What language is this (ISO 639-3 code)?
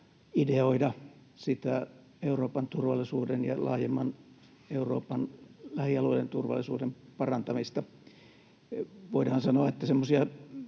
fin